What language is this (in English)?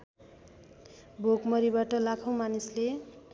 Nepali